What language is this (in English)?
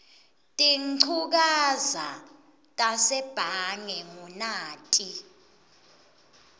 Swati